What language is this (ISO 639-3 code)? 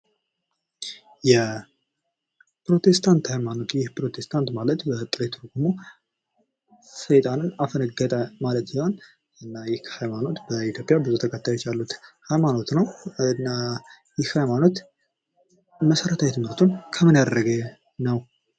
amh